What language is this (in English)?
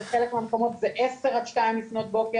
Hebrew